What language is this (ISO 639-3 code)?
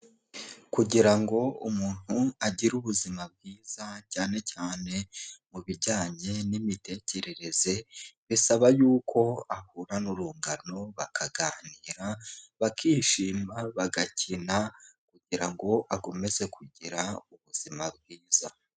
kin